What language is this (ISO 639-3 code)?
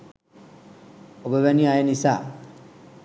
sin